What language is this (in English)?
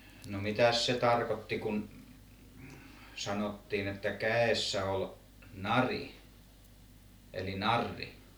Finnish